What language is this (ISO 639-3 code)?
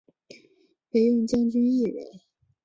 zho